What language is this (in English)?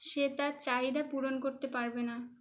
Bangla